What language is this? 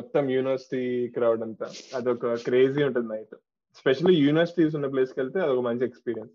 Telugu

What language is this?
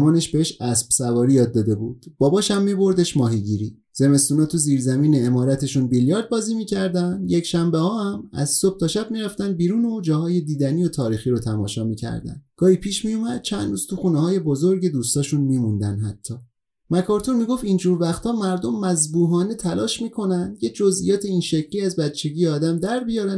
Persian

